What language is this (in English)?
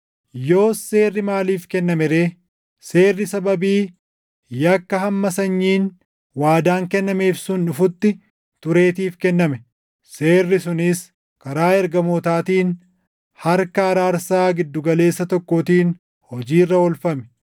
Oromo